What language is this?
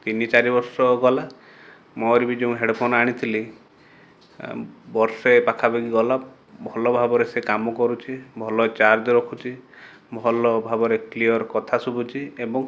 Odia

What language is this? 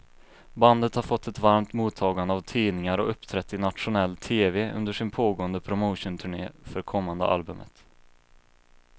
Swedish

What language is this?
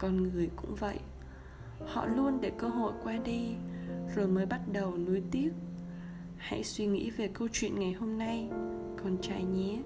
Vietnamese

